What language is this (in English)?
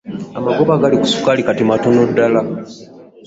Ganda